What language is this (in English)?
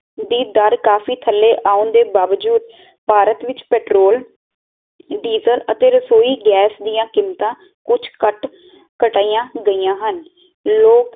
Punjabi